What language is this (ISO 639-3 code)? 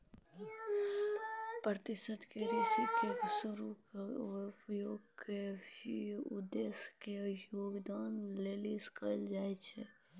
mai